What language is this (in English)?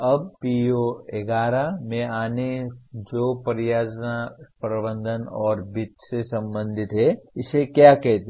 Hindi